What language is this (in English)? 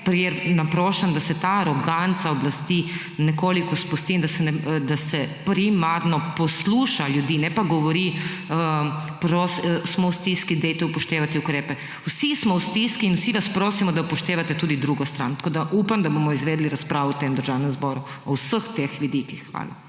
Slovenian